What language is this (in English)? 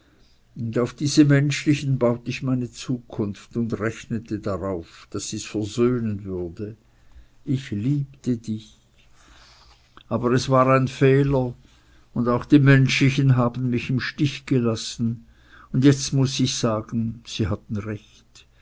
German